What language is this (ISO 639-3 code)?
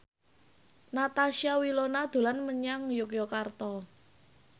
jav